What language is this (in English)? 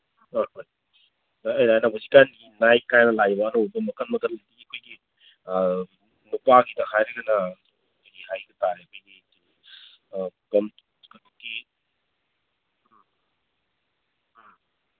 Manipuri